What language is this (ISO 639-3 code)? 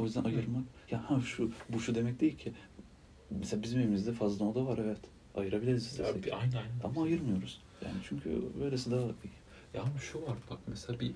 tur